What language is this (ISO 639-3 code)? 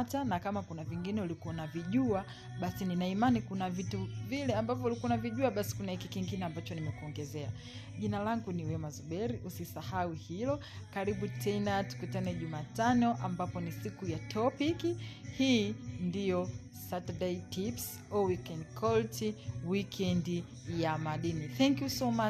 swa